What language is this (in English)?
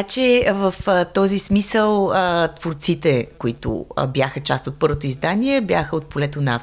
Bulgarian